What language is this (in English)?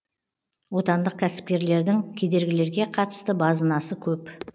Kazakh